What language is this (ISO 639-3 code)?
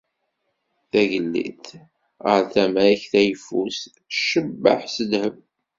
kab